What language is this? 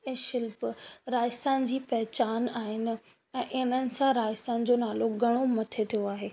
Sindhi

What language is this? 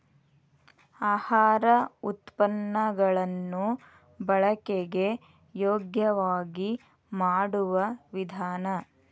Kannada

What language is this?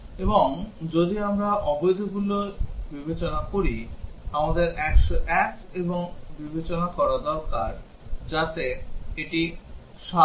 Bangla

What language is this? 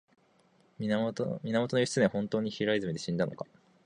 Japanese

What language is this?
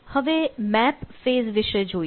Gujarati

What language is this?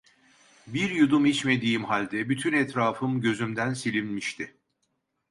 Turkish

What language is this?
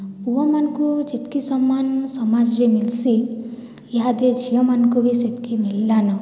Odia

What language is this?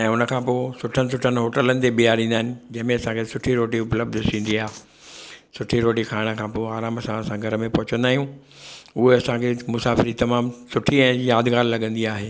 Sindhi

